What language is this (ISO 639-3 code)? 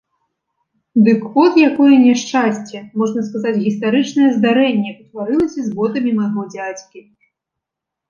bel